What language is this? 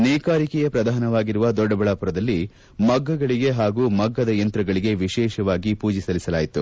Kannada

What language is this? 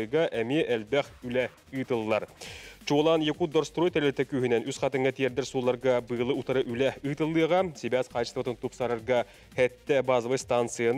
Turkish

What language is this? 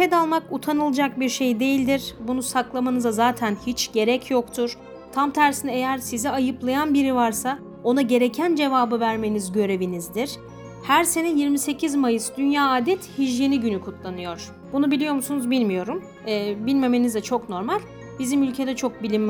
Turkish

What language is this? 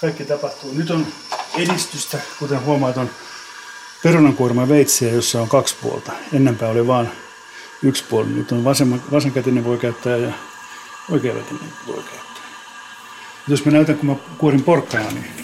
Finnish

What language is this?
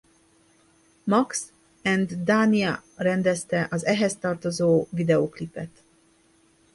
Hungarian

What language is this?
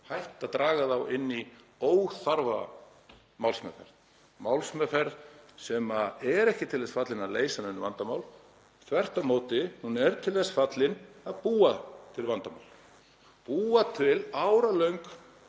Icelandic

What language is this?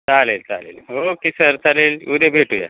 Marathi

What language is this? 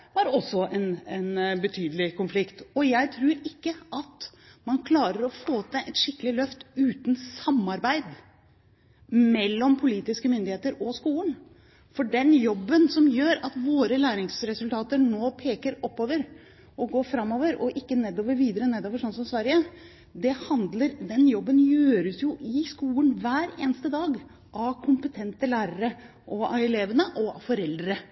Norwegian Bokmål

